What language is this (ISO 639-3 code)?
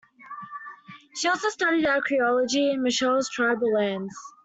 eng